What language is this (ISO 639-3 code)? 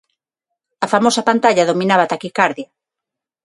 glg